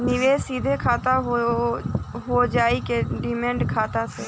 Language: Bhojpuri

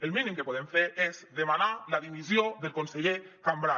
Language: Catalan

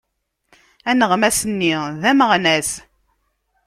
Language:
Kabyle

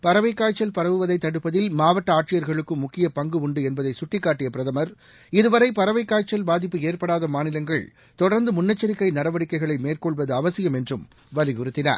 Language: Tamil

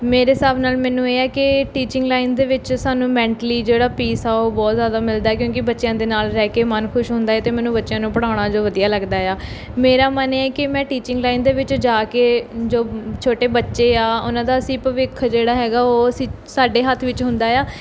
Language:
Punjabi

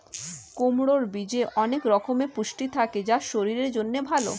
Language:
Bangla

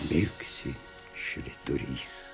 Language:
Lithuanian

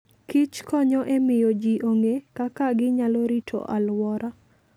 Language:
Luo (Kenya and Tanzania)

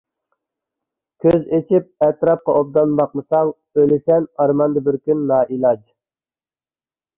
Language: Uyghur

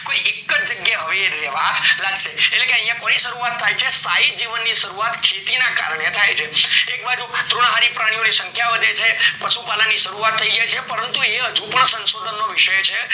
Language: Gujarati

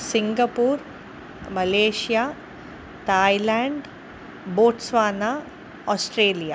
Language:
Sanskrit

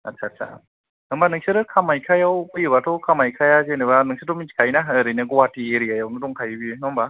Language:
Bodo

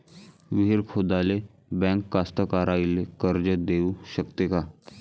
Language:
Marathi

